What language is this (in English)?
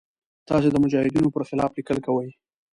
Pashto